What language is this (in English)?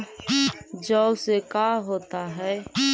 Magahi